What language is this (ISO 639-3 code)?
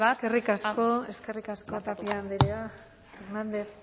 eus